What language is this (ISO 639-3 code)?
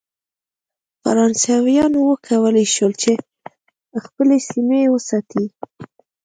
pus